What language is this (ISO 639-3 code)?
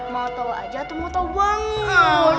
ind